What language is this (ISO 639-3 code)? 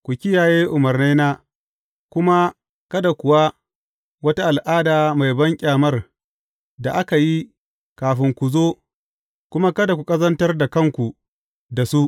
hau